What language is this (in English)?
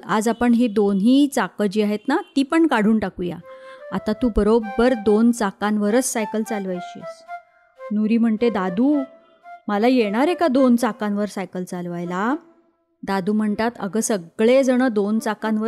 Marathi